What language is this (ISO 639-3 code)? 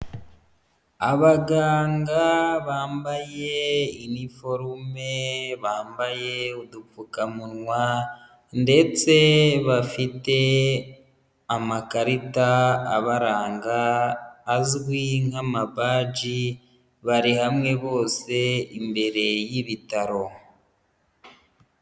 kin